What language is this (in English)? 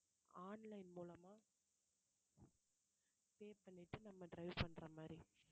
Tamil